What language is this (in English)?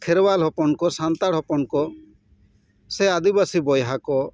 Santali